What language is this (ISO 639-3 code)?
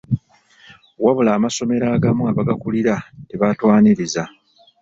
lug